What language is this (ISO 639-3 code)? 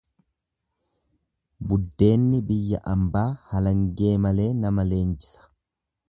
orm